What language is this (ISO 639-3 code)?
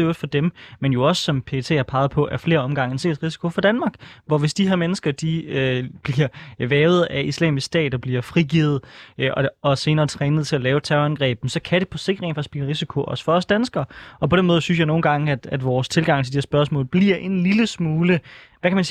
dan